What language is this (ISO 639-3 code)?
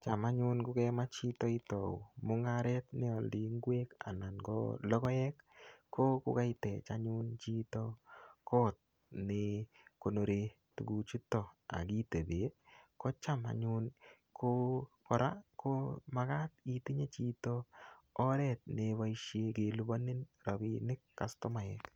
kln